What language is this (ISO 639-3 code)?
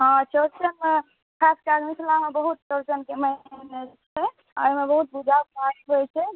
mai